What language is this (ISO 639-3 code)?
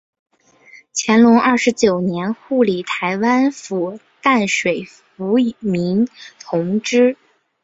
zho